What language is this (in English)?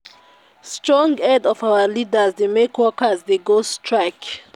Nigerian Pidgin